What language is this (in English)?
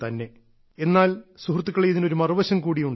Malayalam